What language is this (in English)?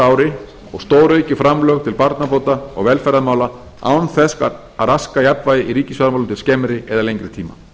Icelandic